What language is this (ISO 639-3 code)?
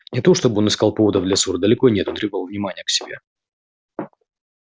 rus